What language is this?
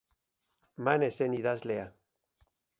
Basque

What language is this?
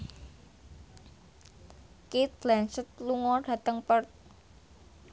Javanese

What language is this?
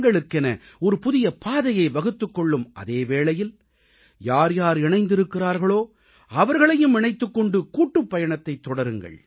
Tamil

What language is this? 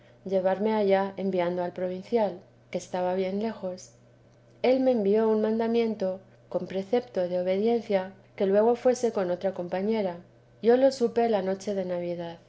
Spanish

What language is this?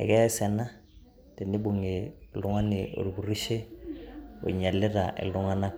Masai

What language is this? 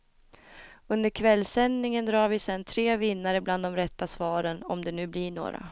Swedish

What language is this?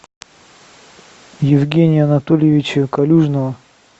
Russian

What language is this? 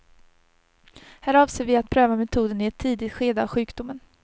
Swedish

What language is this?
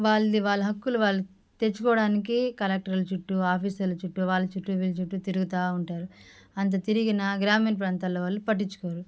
Telugu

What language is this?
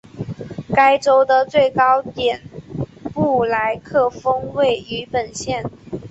Chinese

